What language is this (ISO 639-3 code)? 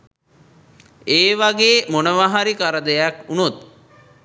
sin